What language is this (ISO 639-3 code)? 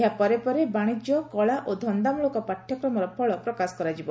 ori